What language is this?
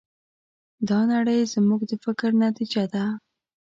Pashto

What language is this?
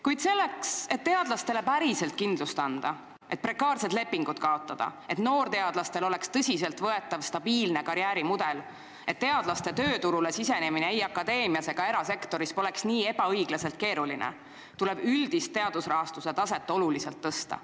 Estonian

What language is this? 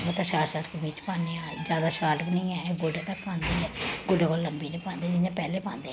Dogri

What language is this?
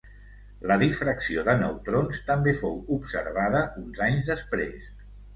Catalan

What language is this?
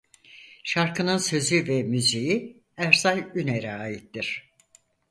Turkish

